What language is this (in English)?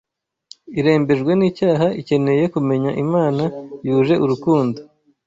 Kinyarwanda